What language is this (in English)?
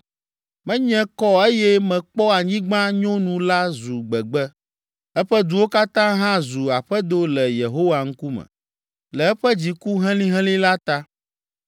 Ewe